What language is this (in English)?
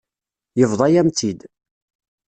Kabyle